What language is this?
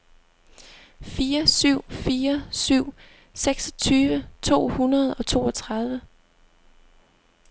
Danish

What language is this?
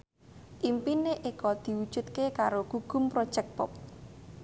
Javanese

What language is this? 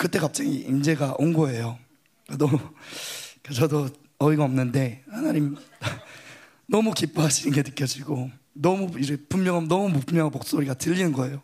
Korean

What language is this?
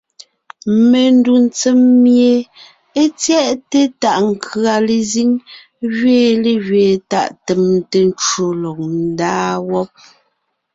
Ngiemboon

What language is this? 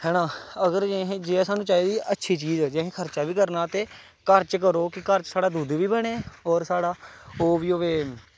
Dogri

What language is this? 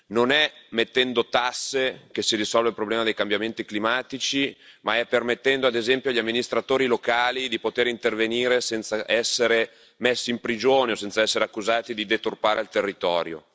Italian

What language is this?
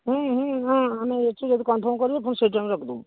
Odia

